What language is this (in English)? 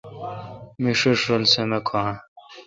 Kalkoti